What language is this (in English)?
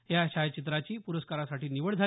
Marathi